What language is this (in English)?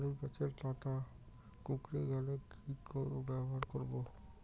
Bangla